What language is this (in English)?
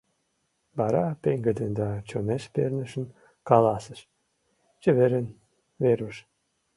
Mari